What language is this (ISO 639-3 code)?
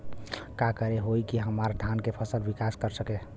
bho